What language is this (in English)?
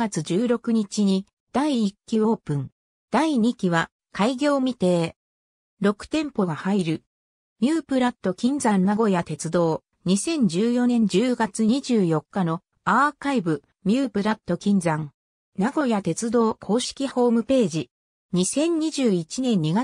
Japanese